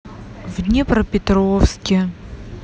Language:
Russian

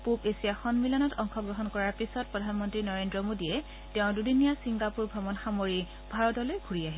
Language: Assamese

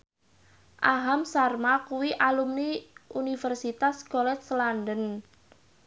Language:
Javanese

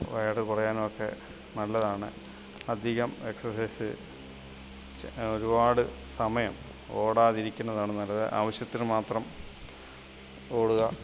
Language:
Malayalam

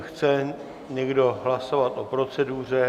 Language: Czech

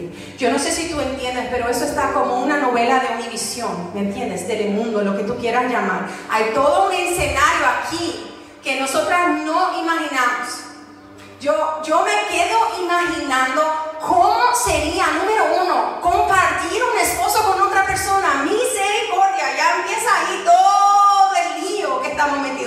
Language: Spanish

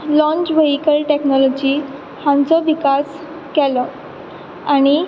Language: Konkani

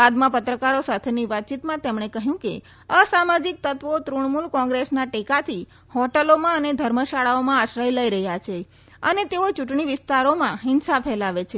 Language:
Gujarati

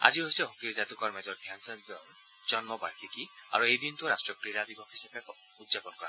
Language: Assamese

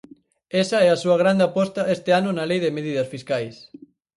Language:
Galician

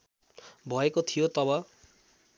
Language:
Nepali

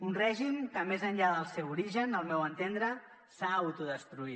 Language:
Catalan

